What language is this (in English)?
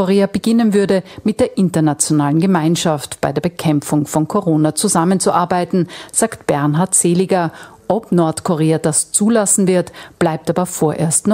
German